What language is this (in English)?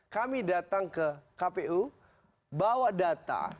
Indonesian